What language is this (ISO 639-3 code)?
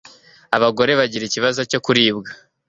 kin